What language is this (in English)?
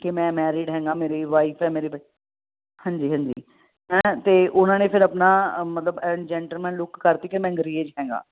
Punjabi